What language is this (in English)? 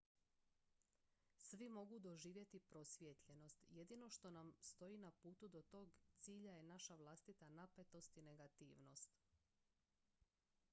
Croatian